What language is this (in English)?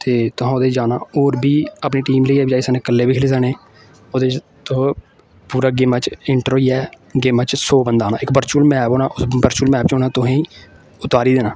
Dogri